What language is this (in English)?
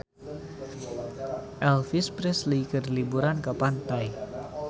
Sundanese